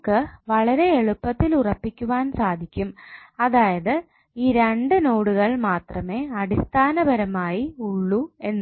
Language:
Malayalam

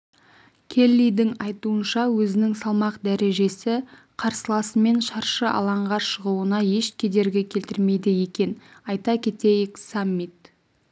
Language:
Kazakh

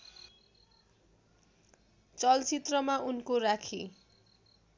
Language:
Nepali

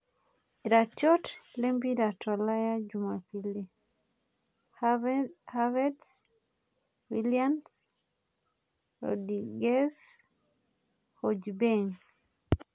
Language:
Masai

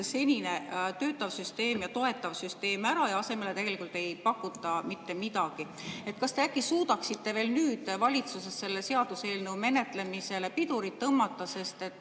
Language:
Estonian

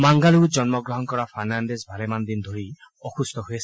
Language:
Assamese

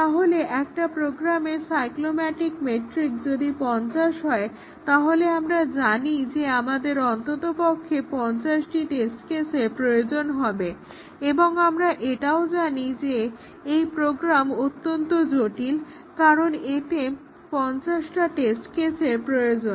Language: Bangla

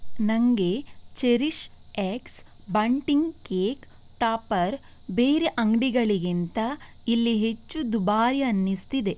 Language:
Kannada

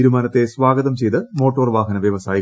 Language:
Malayalam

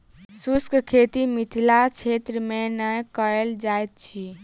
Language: Maithili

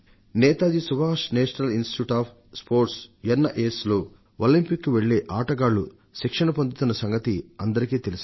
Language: Telugu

